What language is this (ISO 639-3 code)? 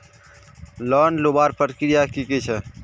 mag